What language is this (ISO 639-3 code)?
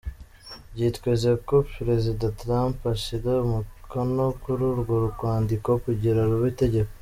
kin